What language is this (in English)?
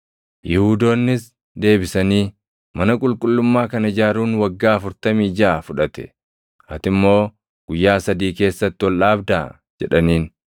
Oromo